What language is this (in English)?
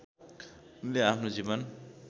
Nepali